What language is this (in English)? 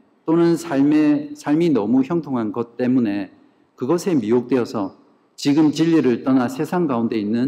Korean